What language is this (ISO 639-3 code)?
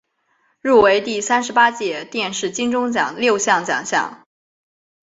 zho